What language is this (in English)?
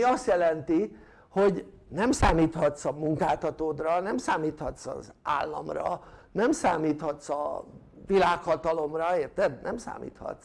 Hungarian